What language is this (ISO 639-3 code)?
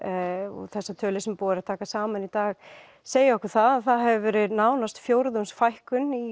isl